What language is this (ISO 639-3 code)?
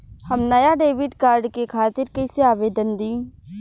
bho